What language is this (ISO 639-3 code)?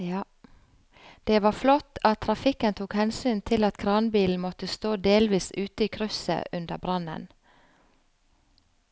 nor